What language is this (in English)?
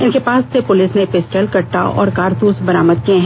Hindi